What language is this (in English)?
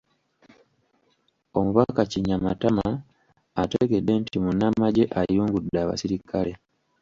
Ganda